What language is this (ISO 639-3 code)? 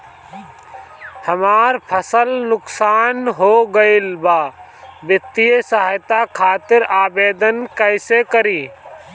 bho